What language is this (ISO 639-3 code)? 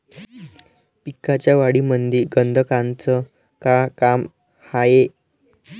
mar